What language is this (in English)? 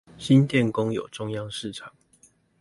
Chinese